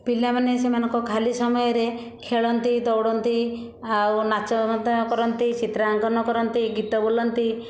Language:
Odia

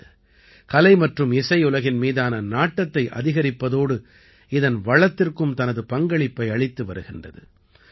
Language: Tamil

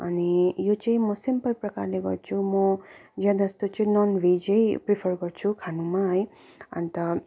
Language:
Nepali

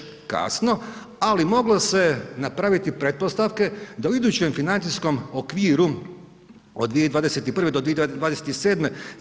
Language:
Croatian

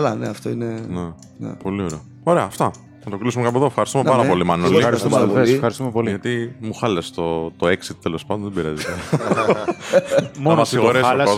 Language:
Greek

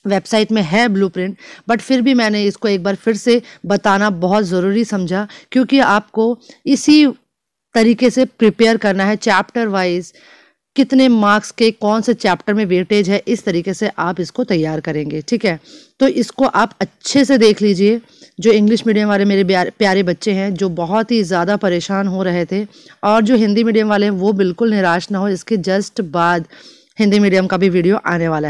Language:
Hindi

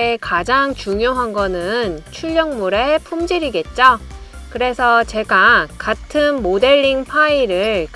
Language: Korean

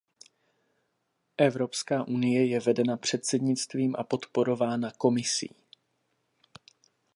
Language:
Czech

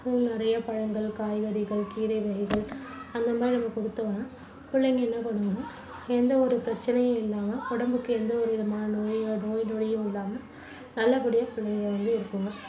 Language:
Tamil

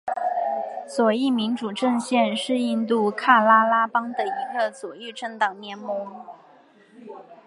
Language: Chinese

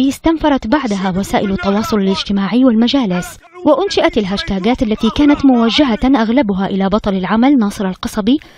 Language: Arabic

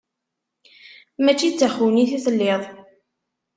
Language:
Kabyle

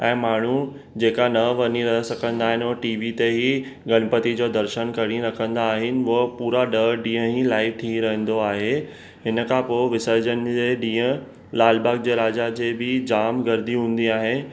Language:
Sindhi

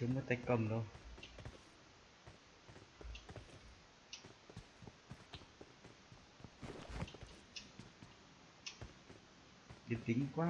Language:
Vietnamese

